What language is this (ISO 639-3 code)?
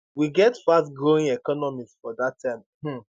pcm